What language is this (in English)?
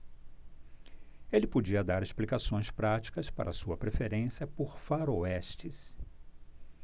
Portuguese